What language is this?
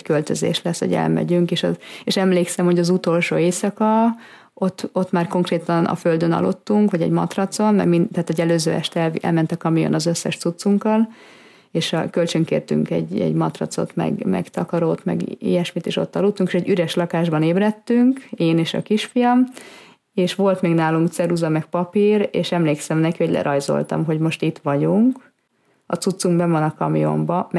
Hungarian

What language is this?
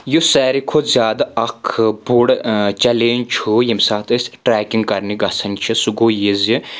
Kashmiri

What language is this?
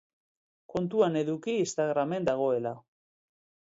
Basque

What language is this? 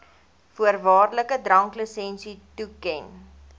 Afrikaans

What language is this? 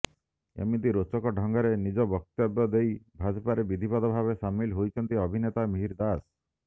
Odia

